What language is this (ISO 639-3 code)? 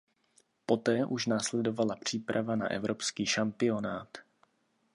ces